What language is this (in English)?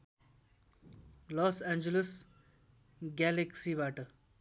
Nepali